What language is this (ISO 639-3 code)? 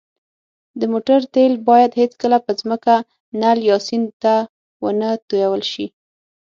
pus